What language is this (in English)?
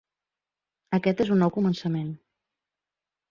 Catalan